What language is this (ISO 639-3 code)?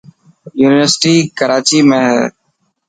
mki